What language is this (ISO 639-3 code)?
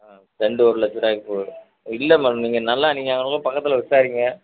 tam